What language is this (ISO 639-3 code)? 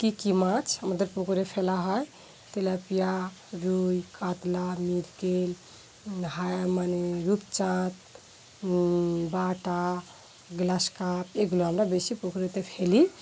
ben